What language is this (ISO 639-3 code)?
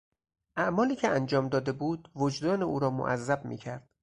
fas